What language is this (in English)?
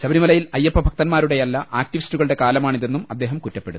Malayalam